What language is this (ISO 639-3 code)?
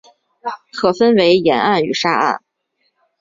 zho